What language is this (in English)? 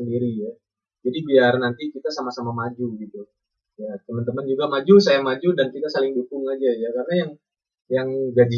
Indonesian